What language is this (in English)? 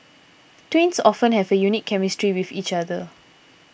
English